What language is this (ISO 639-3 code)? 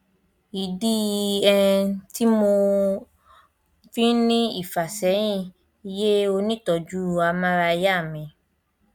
yor